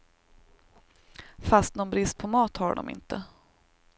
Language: Swedish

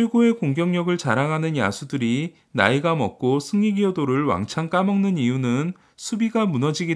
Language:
Korean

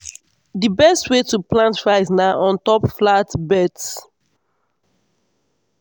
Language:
Nigerian Pidgin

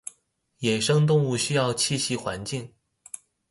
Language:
Chinese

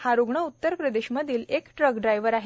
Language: Marathi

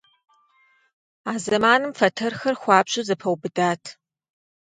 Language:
Kabardian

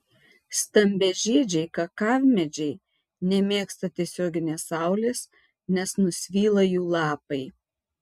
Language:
Lithuanian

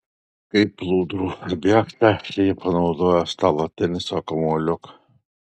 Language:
Lithuanian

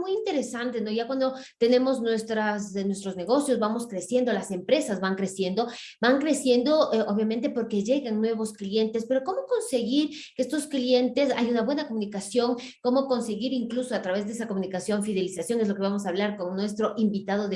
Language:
Spanish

